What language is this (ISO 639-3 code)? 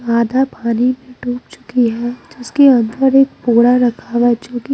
hin